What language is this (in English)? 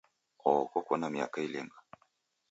Taita